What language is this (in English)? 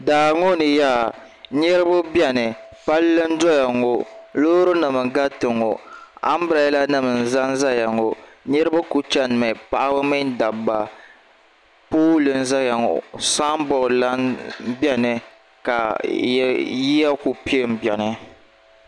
Dagbani